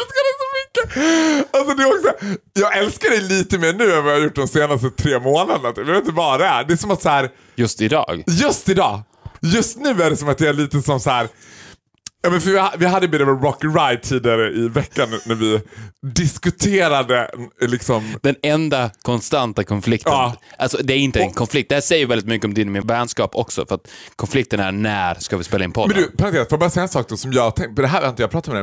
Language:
Swedish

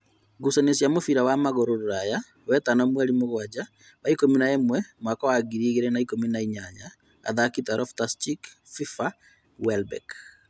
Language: Kikuyu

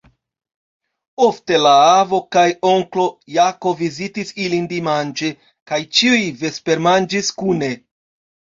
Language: Esperanto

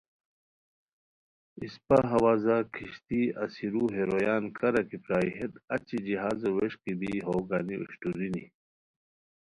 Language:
Khowar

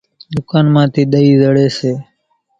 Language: Kachi Koli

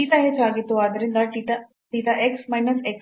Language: Kannada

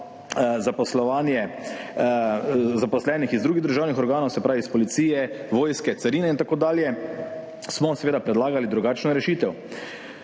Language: Slovenian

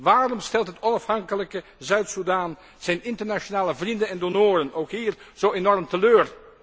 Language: Dutch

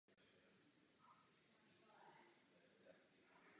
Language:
Czech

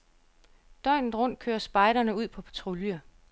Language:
Danish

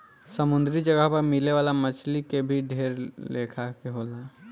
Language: Bhojpuri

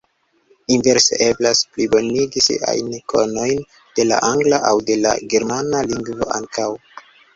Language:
Esperanto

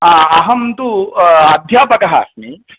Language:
Sanskrit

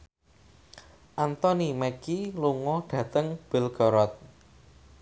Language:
Javanese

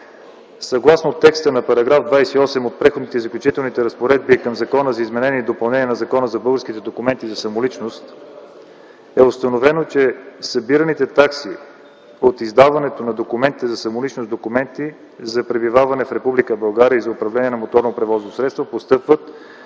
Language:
Bulgarian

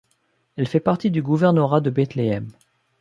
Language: French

